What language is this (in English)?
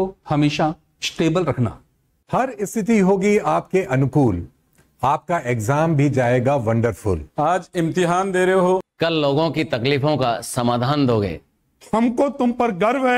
Hindi